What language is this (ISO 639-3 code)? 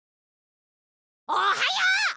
jpn